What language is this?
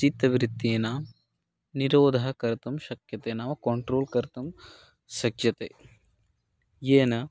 Sanskrit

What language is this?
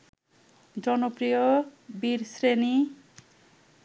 Bangla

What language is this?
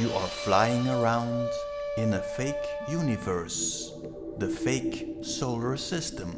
English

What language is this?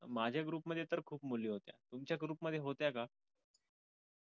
Marathi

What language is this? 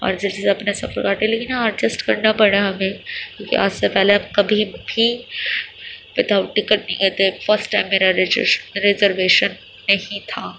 Urdu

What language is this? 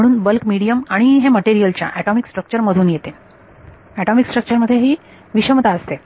Marathi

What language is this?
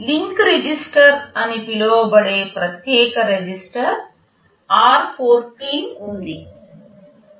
Telugu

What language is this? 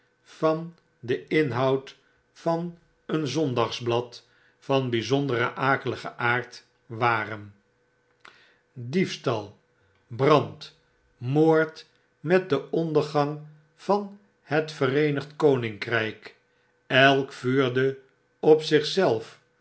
Dutch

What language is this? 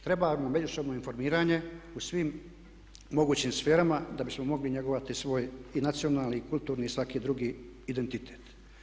Croatian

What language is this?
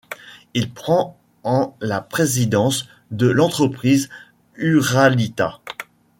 French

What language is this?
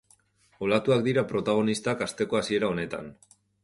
Basque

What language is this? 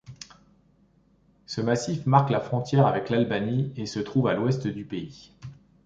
French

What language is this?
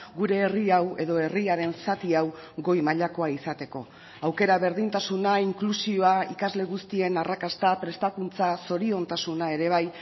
Basque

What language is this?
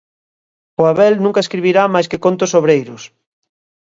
Galician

